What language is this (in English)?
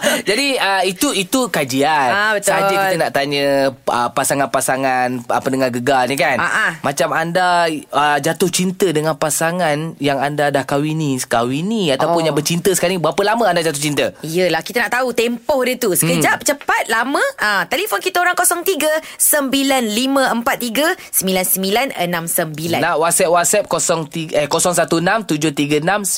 Malay